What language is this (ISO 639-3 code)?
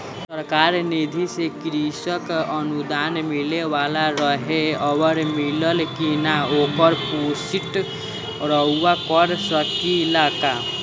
bho